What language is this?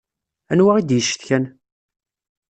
Kabyle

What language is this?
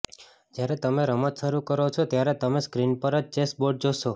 Gujarati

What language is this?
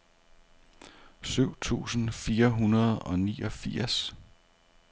Danish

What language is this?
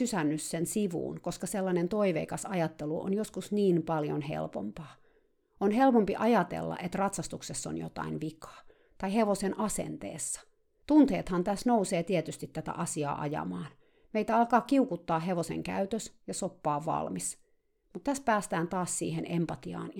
Finnish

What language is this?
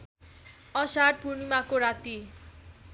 Nepali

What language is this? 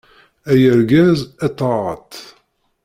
Kabyle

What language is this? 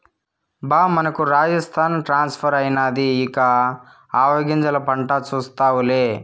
Telugu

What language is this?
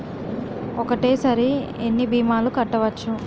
Telugu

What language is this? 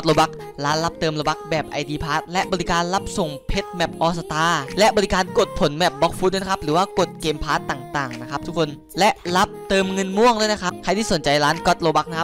Thai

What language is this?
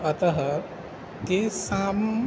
Sanskrit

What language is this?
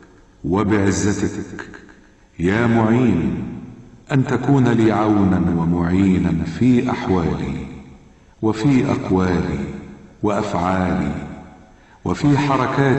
Arabic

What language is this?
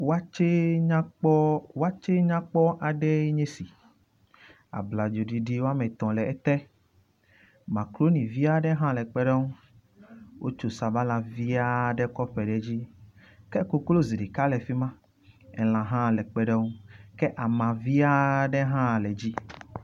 Ewe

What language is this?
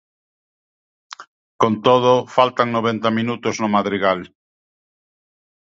Galician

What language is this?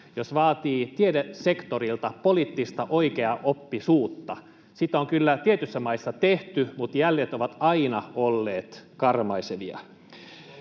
Finnish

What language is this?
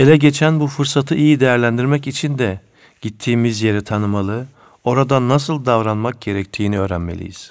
Turkish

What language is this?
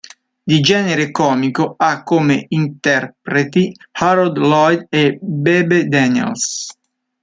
Italian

